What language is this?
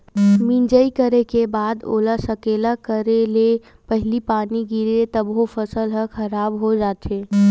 Chhattisgarhi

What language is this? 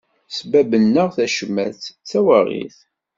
Kabyle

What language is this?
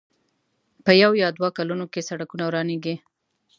Pashto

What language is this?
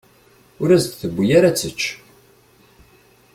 Kabyle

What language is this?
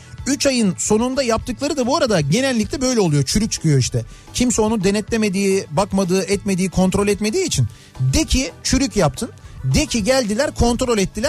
Turkish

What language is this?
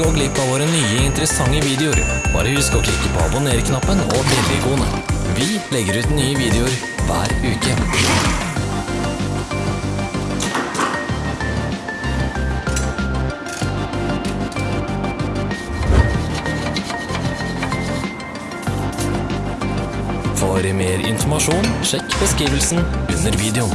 Norwegian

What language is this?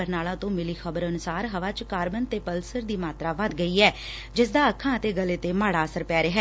Punjabi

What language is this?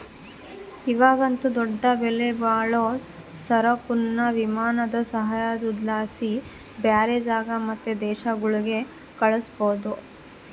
Kannada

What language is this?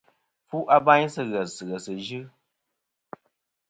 Kom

